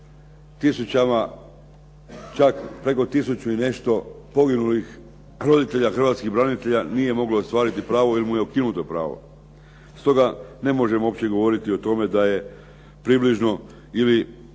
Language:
Croatian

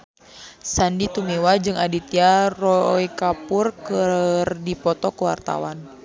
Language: Sundanese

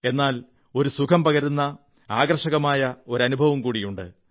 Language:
Malayalam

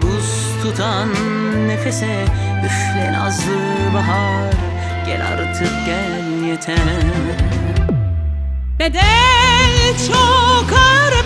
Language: Turkish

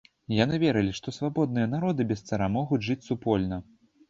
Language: Belarusian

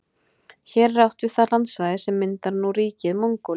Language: Icelandic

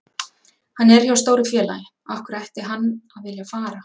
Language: Icelandic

